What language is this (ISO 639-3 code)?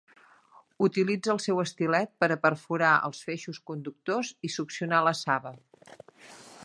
cat